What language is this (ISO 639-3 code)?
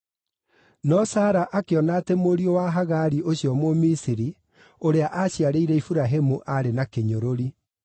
kik